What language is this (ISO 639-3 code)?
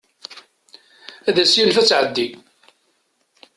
kab